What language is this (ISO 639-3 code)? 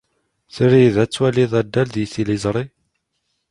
kab